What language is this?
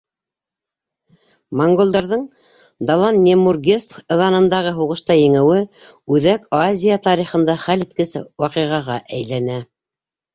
Bashkir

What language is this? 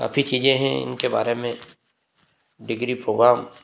Hindi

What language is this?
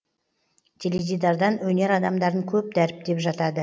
Kazakh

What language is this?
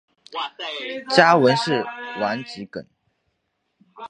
Chinese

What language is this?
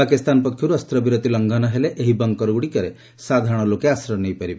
Odia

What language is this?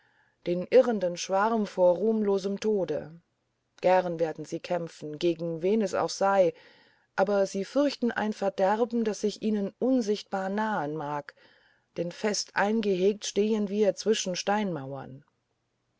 German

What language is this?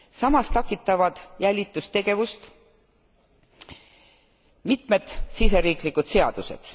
Estonian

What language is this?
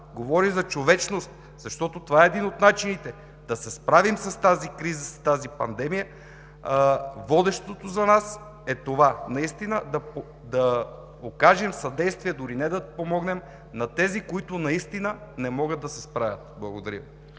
Bulgarian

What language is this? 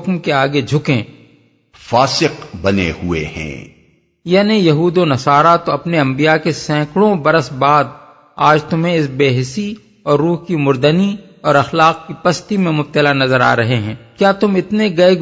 Urdu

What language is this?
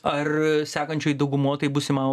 Lithuanian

